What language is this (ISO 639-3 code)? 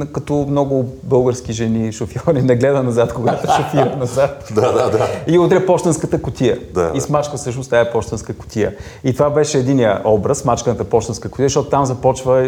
bul